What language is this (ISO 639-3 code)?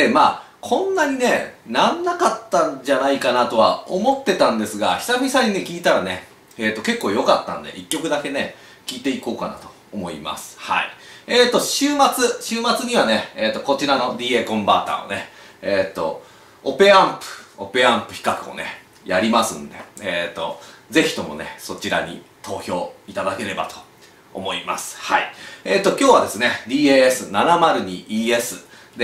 jpn